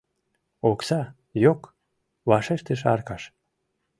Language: Mari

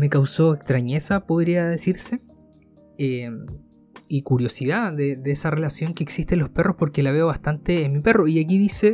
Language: Spanish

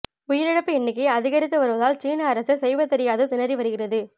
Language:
Tamil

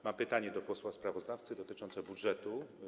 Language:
Polish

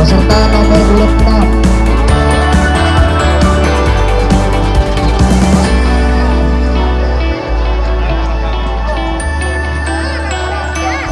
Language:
Indonesian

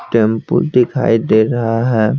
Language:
Hindi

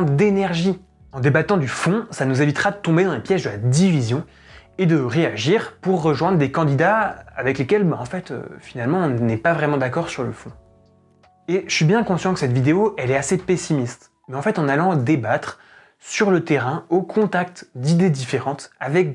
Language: French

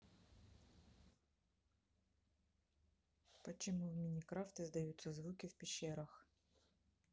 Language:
Russian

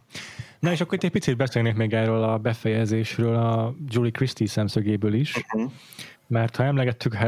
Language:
Hungarian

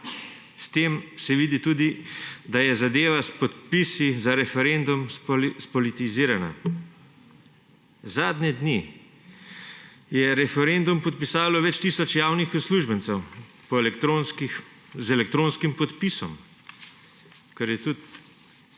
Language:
Slovenian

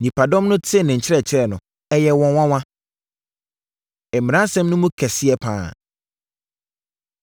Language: Akan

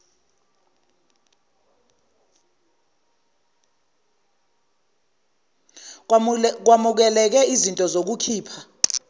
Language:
Zulu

